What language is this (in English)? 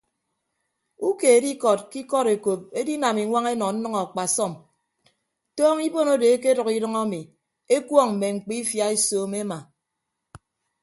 Ibibio